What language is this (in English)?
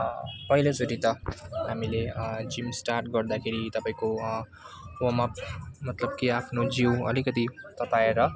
Nepali